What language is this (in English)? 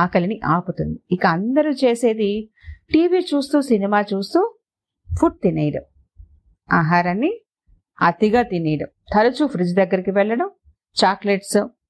Telugu